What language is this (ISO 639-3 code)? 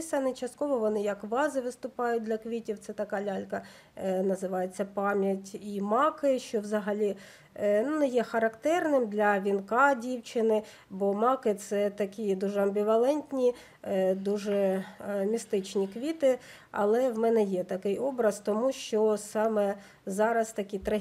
ukr